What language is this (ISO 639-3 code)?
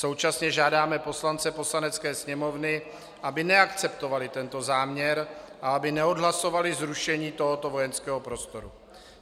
ces